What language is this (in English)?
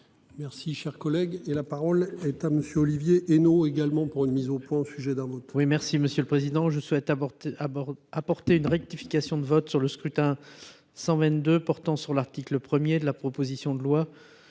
French